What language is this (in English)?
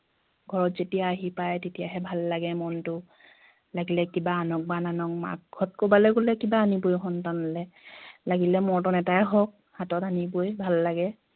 Assamese